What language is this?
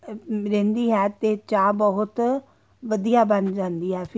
Punjabi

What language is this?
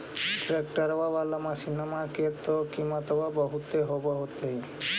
Magahi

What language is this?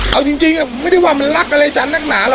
Thai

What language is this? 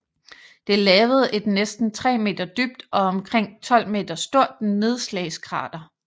Danish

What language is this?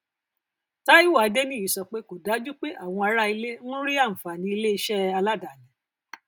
Yoruba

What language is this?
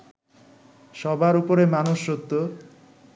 Bangla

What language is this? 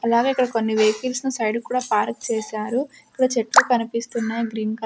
Telugu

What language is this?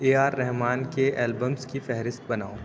Urdu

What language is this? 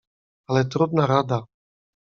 Polish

